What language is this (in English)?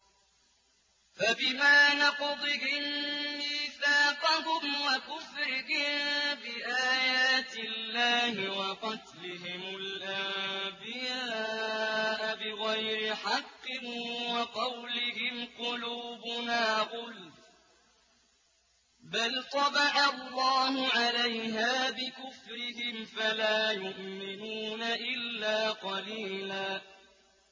Arabic